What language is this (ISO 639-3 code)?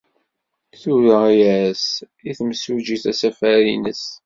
kab